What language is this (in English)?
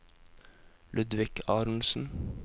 Norwegian